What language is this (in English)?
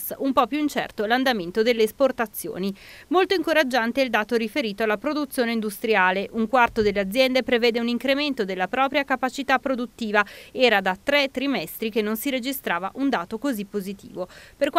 Italian